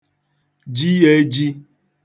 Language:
Igbo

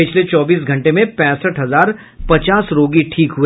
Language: Hindi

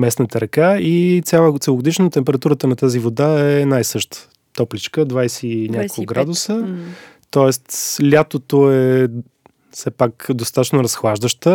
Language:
Bulgarian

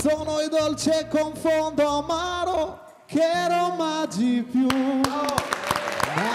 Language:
Romanian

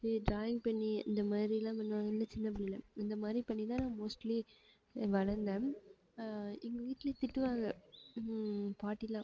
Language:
Tamil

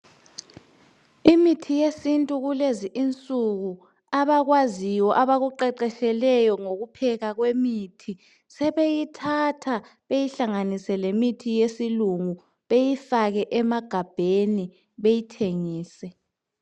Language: North Ndebele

